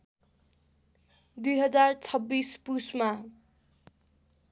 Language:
Nepali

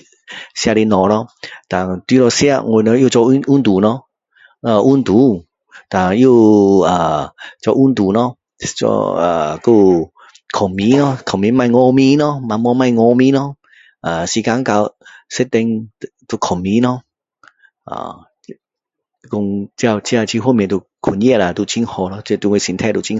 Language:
Min Dong Chinese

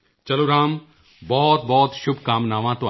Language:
Punjabi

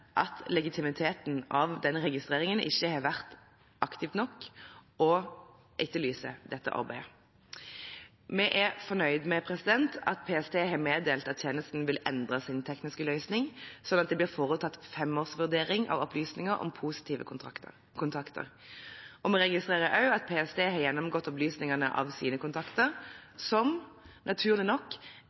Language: Norwegian Bokmål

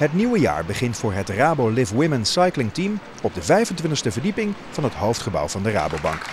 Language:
Dutch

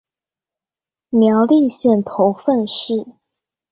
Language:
Chinese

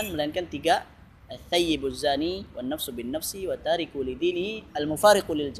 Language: Malay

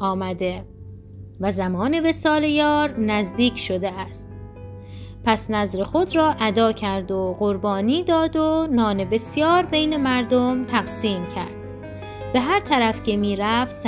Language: Persian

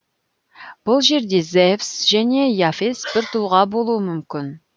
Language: Kazakh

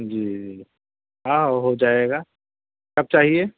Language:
Urdu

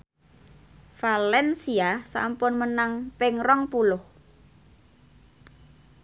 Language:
Javanese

